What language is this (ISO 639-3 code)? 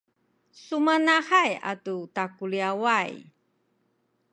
szy